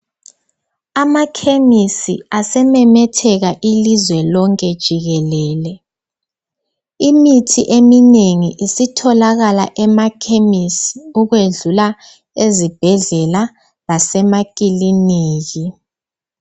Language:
North Ndebele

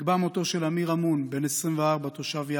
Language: Hebrew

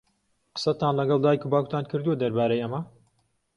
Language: Central Kurdish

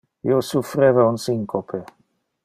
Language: Interlingua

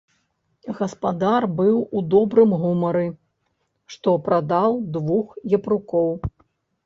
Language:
Belarusian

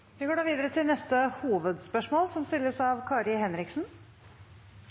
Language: Norwegian Nynorsk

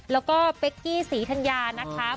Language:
Thai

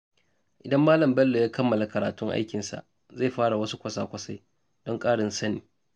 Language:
Hausa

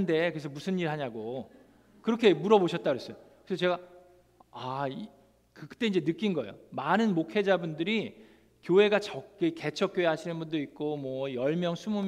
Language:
Korean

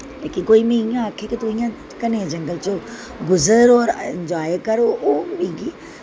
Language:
Dogri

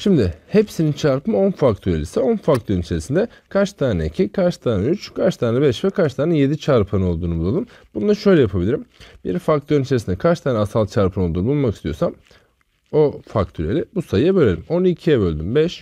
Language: Turkish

